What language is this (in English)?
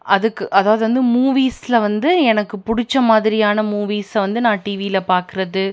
Tamil